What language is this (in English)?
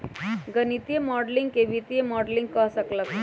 Magahi